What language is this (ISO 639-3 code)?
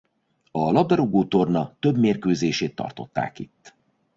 hun